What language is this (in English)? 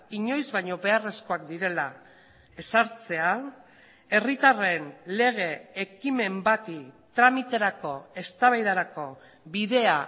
Basque